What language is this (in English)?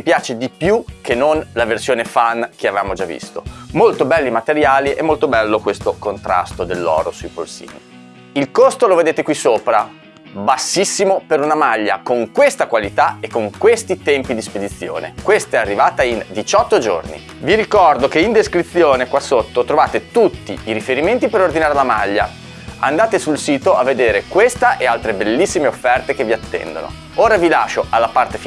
Italian